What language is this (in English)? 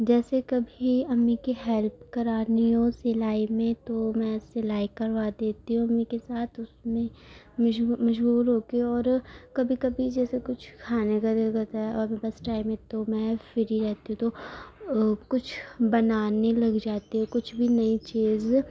Urdu